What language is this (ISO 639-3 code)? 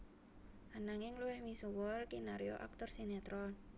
jav